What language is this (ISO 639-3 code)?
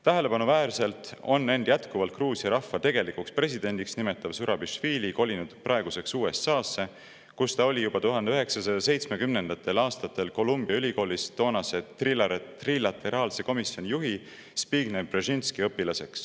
est